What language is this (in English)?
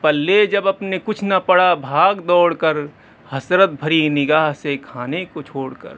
Urdu